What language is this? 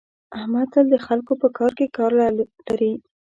Pashto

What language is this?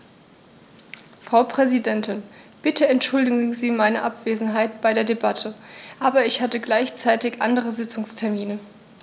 German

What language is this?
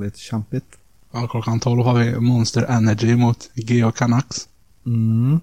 Swedish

